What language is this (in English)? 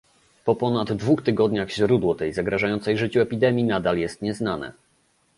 Polish